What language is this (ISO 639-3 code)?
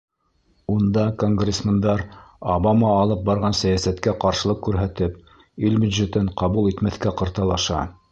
bak